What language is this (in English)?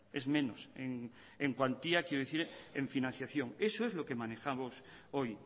Spanish